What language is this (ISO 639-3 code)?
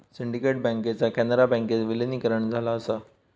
mar